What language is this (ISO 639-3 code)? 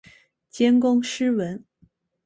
zho